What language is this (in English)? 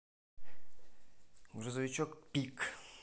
Russian